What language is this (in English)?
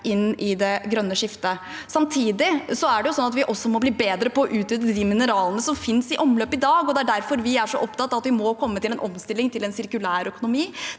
Norwegian